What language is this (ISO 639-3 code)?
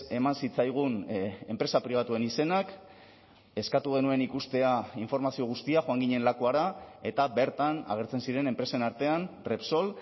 eus